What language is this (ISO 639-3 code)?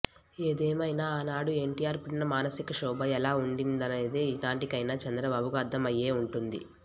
tel